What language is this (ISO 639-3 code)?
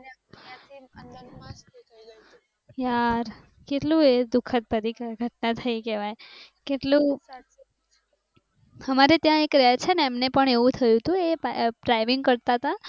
guj